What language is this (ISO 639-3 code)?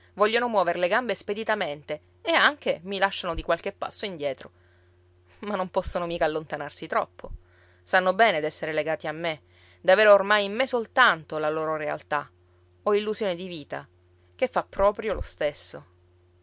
ita